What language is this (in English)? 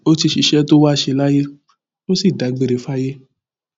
Yoruba